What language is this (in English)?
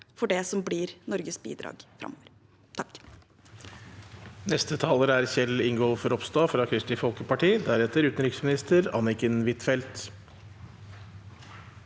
Norwegian